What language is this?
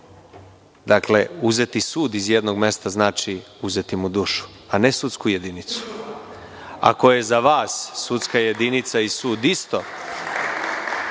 Serbian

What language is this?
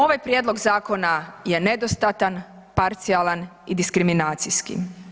Croatian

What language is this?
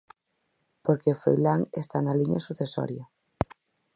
Galician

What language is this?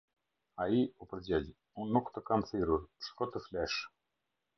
Albanian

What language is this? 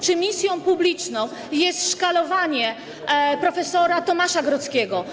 Polish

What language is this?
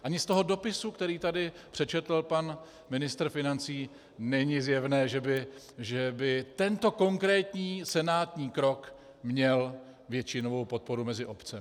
Czech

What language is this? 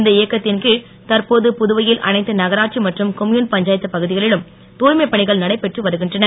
Tamil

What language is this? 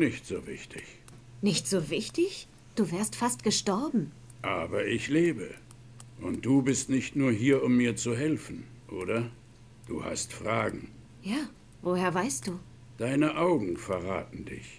German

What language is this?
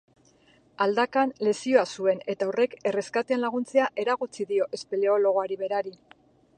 Basque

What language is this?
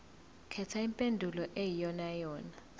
Zulu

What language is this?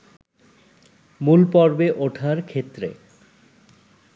Bangla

